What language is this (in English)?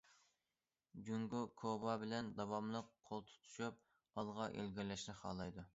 Uyghur